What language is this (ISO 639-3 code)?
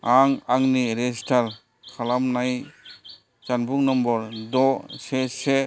brx